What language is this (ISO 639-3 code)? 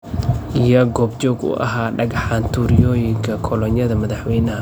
som